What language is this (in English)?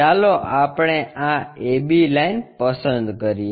Gujarati